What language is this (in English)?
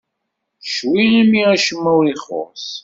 Kabyle